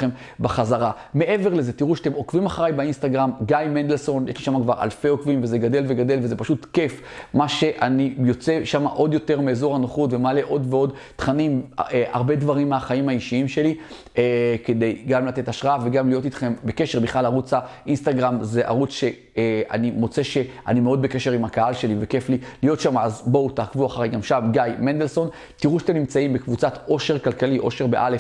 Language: Hebrew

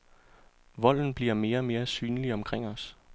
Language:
Danish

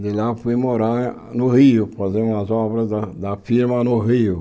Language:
Portuguese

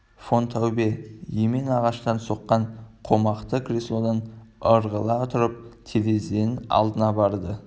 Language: Kazakh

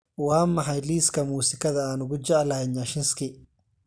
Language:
Somali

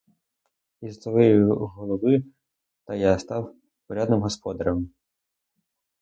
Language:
Ukrainian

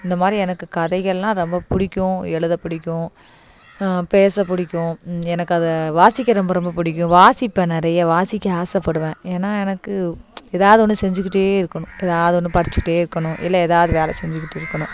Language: Tamil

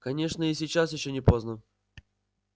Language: Russian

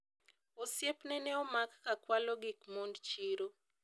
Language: Luo (Kenya and Tanzania)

